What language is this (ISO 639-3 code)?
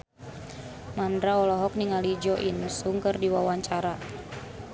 sun